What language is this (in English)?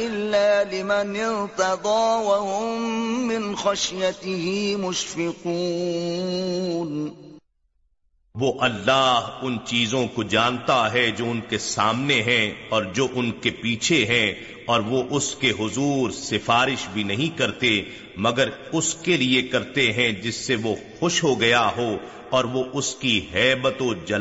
Urdu